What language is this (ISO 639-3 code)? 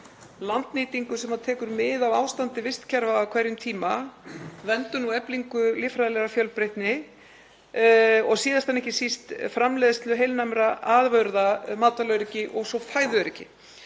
isl